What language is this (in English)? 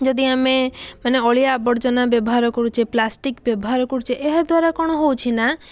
Odia